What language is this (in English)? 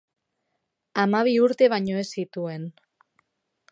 Basque